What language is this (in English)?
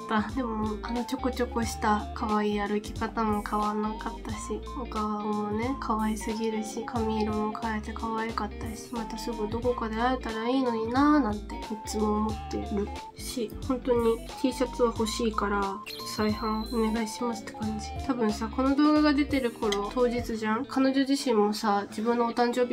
Japanese